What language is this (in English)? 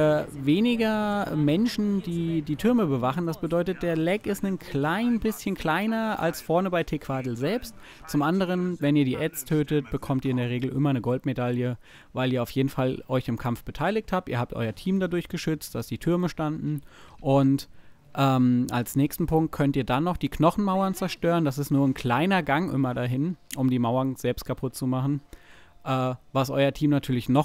German